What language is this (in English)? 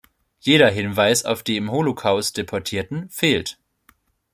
German